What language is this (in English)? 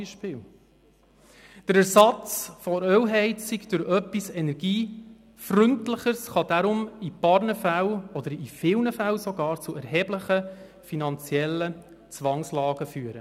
Swiss German